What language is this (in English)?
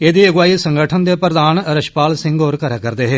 Dogri